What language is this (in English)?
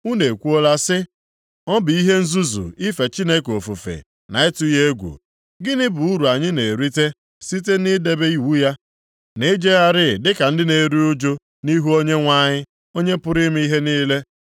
Igbo